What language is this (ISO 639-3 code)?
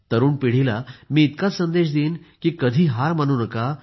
mar